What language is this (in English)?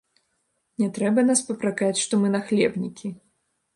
Belarusian